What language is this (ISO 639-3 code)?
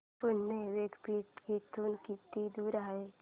mar